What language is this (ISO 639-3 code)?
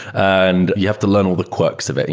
eng